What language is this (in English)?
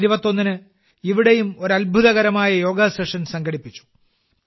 Malayalam